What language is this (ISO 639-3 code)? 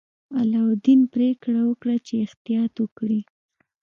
pus